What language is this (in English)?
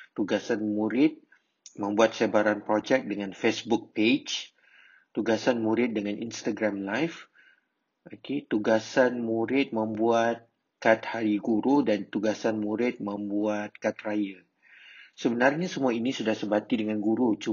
Malay